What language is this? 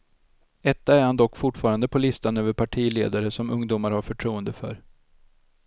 Swedish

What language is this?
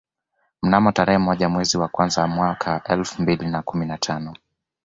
Swahili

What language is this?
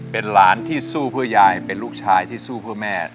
Thai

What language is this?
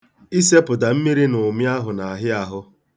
Igbo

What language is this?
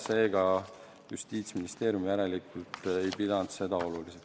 Estonian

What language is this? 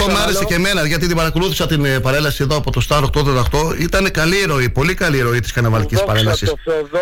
Greek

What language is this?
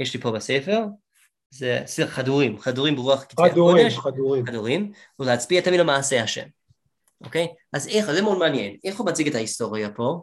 Hebrew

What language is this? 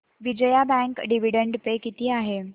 Marathi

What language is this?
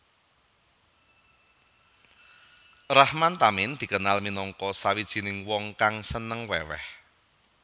Javanese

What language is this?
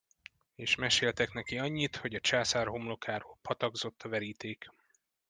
Hungarian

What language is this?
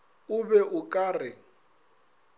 Northern Sotho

